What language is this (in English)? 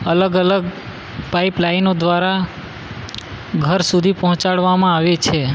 Gujarati